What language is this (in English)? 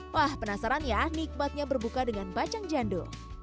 Indonesian